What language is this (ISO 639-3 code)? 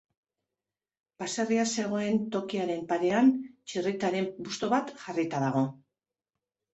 eus